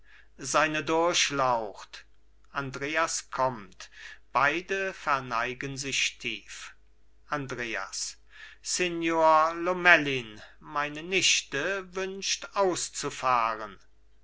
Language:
German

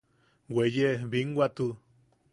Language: Yaqui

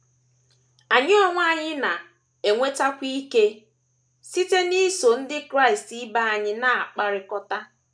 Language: Igbo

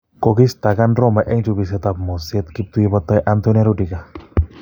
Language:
Kalenjin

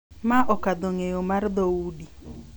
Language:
Luo (Kenya and Tanzania)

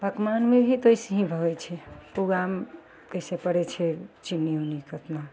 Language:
Maithili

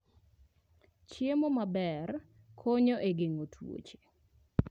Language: Luo (Kenya and Tanzania)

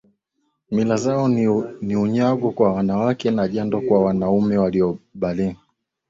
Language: Swahili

